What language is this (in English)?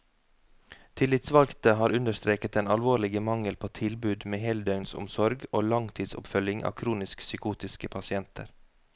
Norwegian